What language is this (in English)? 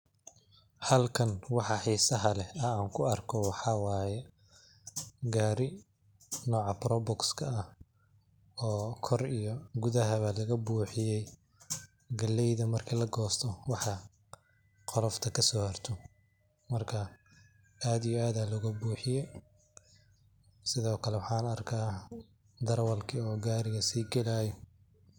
Somali